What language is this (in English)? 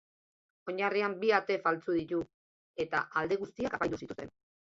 Basque